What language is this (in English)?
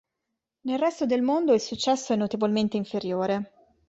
Italian